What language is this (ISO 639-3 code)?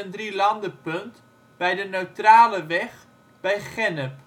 nld